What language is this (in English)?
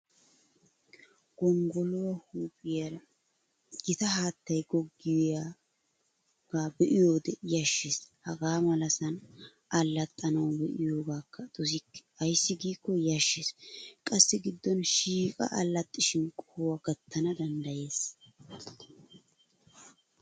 Wolaytta